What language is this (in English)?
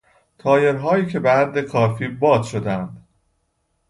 Persian